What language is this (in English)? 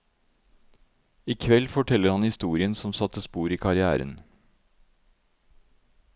Norwegian